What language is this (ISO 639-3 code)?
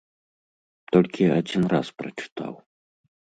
bel